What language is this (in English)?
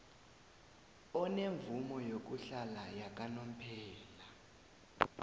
South Ndebele